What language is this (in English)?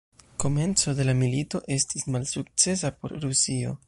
Esperanto